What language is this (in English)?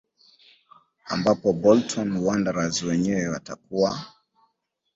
Swahili